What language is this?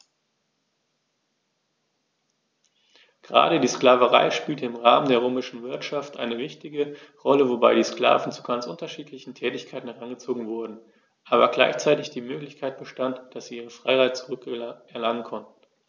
German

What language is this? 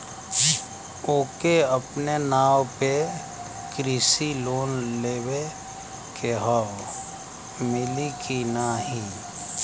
Bhojpuri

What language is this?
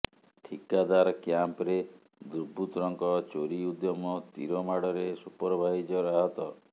Odia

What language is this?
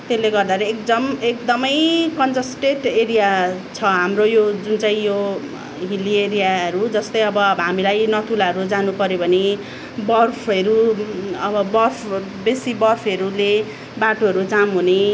Nepali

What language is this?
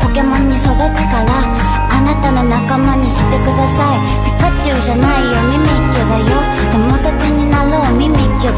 Japanese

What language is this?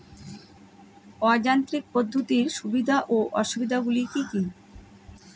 Bangla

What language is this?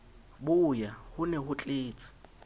Southern Sotho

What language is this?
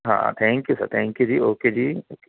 Punjabi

